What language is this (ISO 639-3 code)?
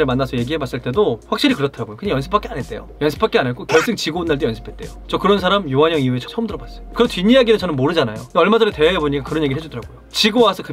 kor